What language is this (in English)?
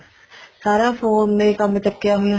Punjabi